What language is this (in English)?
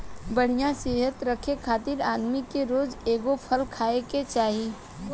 Bhojpuri